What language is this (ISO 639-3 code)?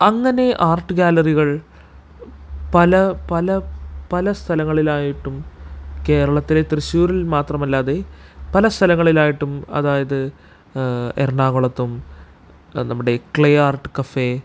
mal